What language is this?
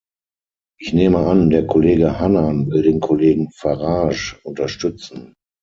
German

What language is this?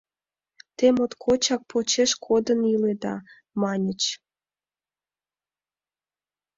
Mari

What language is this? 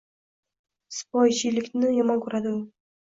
Uzbek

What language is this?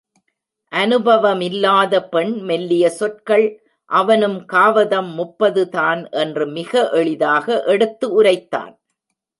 Tamil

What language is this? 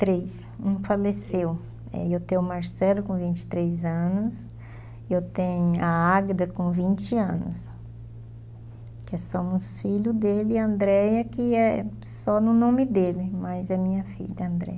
Portuguese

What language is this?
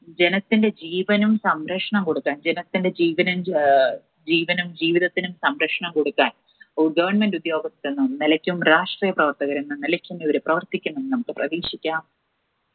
Malayalam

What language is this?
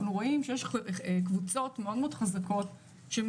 Hebrew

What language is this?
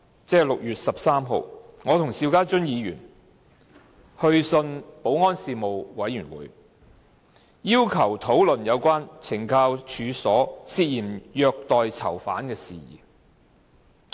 Cantonese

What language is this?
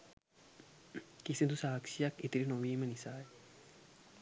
Sinhala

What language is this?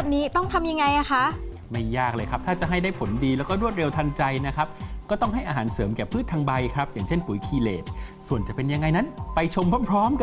Thai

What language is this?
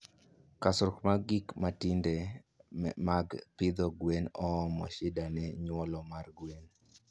Luo (Kenya and Tanzania)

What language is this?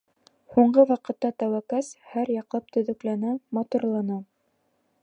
Bashkir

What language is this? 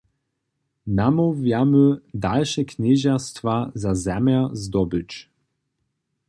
Upper Sorbian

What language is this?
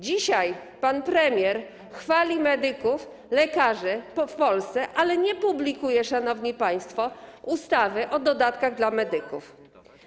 Polish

